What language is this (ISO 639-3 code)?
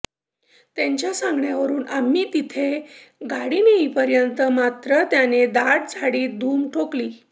mar